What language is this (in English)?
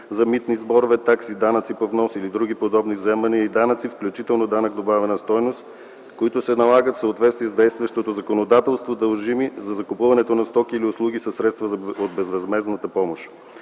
Bulgarian